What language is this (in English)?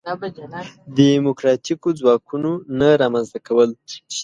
Pashto